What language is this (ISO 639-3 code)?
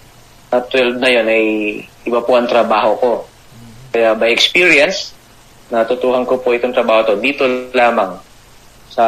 fil